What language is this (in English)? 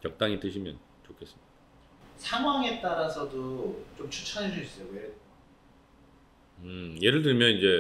Korean